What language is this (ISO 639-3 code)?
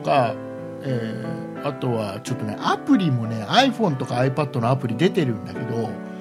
jpn